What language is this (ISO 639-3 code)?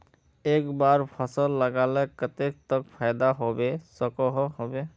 mag